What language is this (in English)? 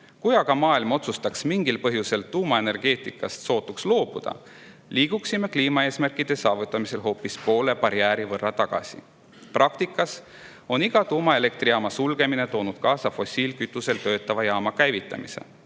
Estonian